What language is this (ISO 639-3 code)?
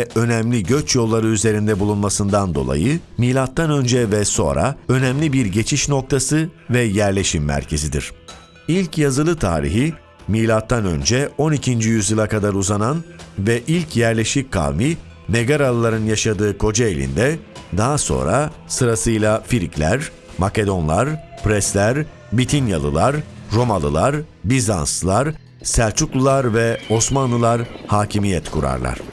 tur